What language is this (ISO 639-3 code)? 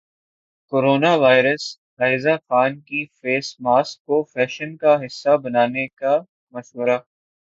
urd